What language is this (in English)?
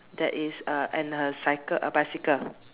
English